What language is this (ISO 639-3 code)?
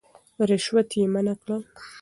pus